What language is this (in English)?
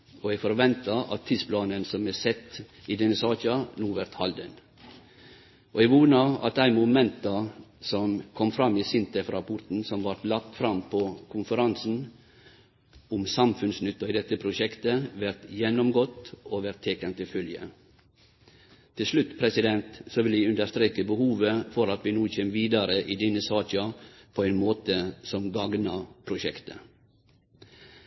Norwegian Nynorsk